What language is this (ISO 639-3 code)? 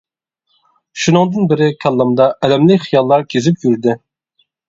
uig